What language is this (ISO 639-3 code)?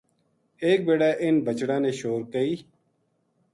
gju